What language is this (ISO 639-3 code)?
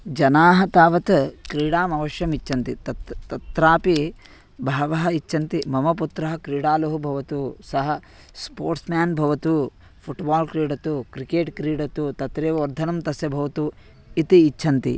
san